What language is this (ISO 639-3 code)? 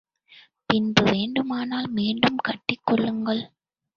tam